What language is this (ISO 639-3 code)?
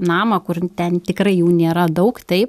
lit